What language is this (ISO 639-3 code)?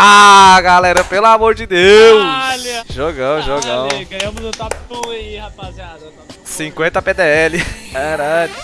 por